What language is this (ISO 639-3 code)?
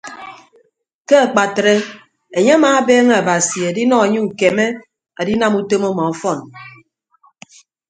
ibb